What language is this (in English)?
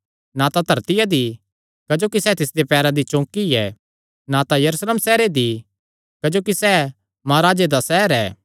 Kangri